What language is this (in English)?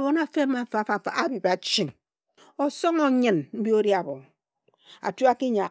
Ejagham